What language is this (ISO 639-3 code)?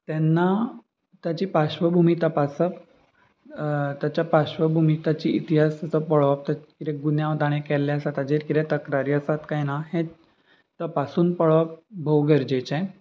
kok